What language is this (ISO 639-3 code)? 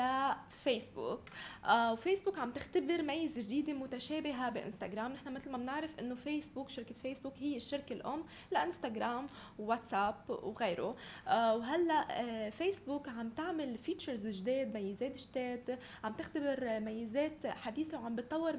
ara